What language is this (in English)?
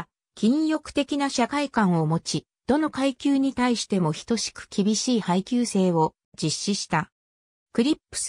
Japanese